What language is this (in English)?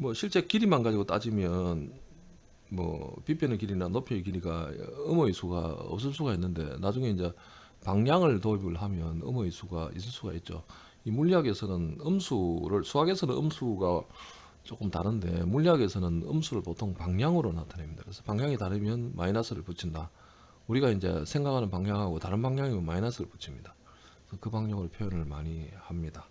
Korean